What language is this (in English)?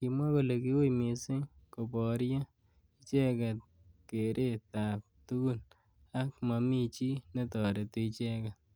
Kalenjin